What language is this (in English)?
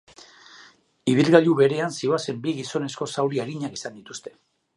Basque